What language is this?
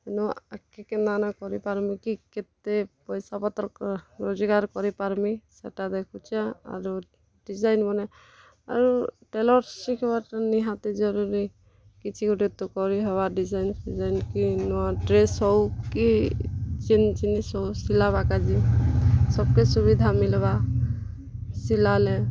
Odia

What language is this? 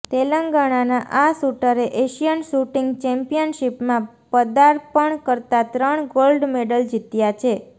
Gujarati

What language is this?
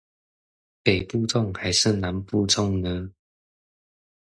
Chinese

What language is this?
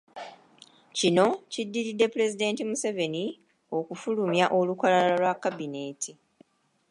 Ganda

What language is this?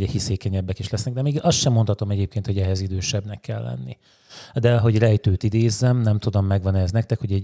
Hungarian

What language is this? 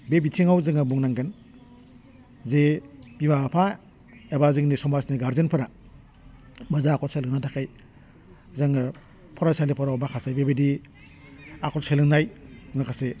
Bodo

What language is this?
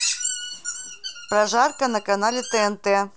Russian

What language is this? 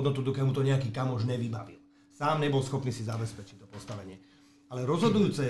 Slovak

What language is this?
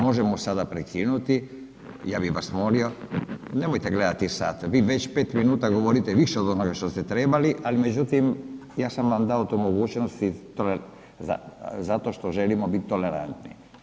Croatian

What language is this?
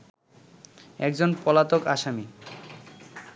Bangla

